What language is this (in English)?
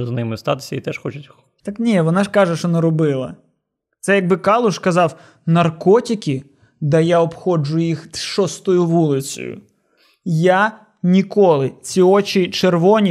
Ukrainian